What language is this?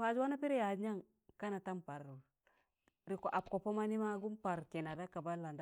Tangale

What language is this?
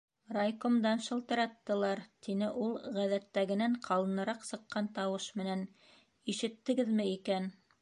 Bashkir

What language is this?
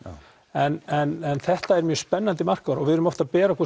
Icelandic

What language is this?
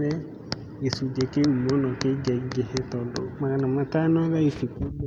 Kikuyu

